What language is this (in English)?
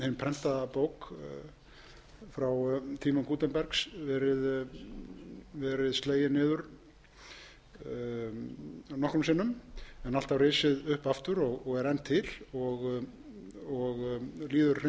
Icelandic